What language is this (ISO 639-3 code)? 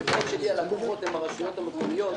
heb